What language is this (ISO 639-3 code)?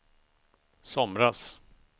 swe